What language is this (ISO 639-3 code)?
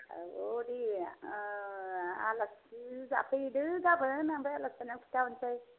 brx